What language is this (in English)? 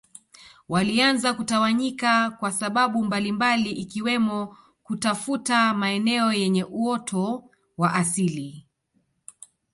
Swahili